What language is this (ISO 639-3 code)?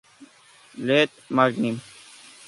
spa